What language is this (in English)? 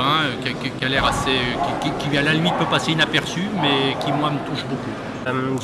French